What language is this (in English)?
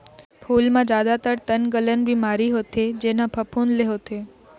Chhattisgarhi